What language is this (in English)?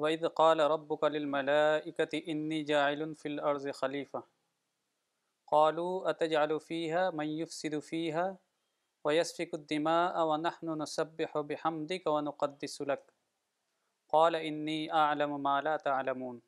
Urdu